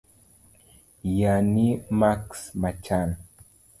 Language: Luo (Kenya and Tanzania)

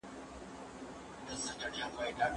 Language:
Pashto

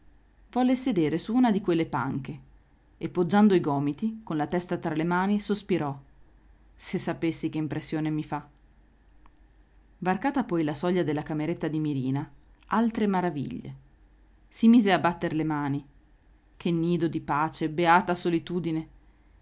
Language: Italian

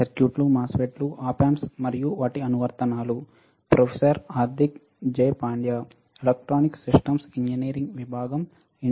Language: Telugu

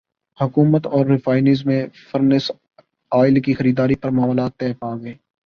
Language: Urdu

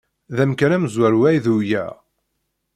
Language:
Kabyle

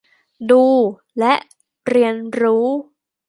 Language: Thai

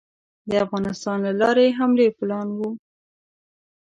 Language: Pashto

